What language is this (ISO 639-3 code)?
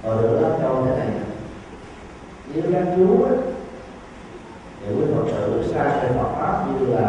vie